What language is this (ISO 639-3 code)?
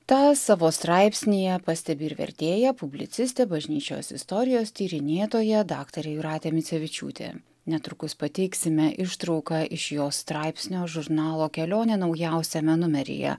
lit